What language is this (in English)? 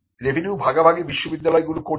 Bangla